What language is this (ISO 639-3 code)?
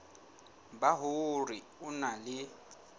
sot